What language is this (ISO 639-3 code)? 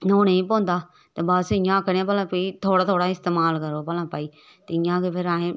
doi